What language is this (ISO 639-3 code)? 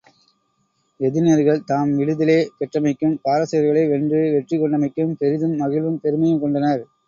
tam